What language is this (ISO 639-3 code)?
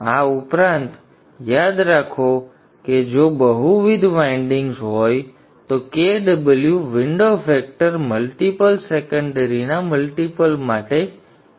guj